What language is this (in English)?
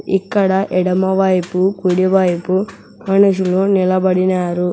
Telugu